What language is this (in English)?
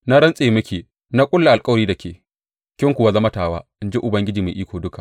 Hausa